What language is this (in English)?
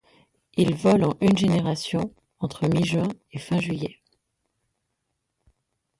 French